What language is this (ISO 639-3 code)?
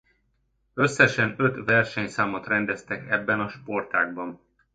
hun